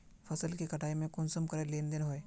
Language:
Magahi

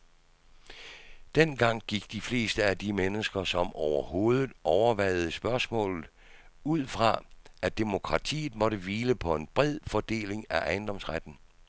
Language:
Danish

